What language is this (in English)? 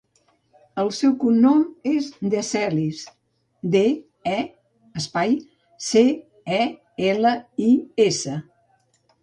Catalan